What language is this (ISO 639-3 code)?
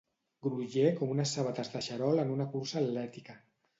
cat